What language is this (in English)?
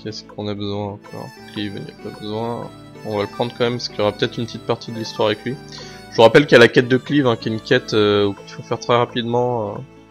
French